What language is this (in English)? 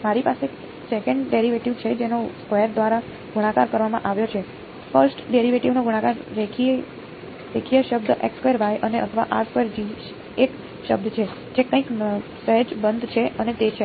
Gujarati